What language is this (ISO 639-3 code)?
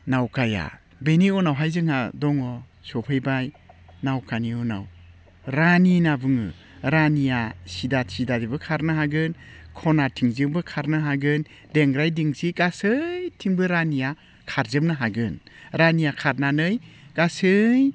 brx